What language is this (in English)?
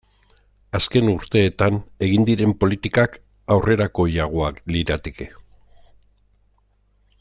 Basque